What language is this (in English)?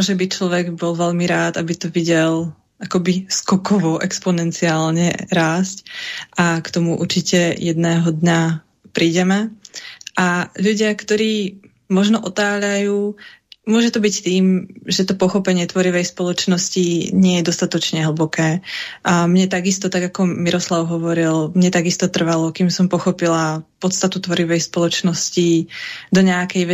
Slovak